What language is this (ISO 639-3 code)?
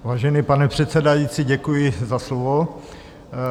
ces